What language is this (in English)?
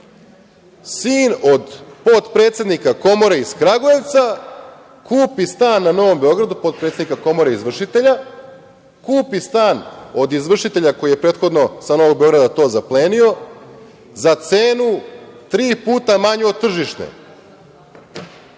Serbian